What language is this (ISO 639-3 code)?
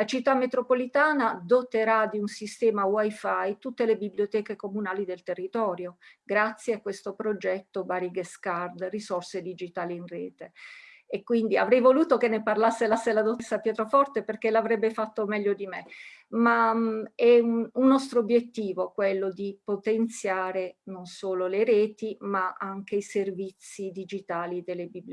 ita